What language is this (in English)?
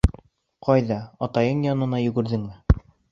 Bashkir